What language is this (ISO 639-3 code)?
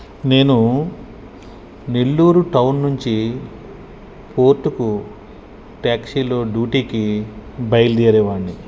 tel